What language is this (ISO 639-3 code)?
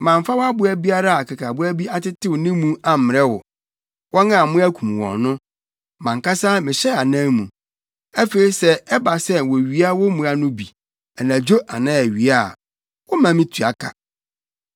aka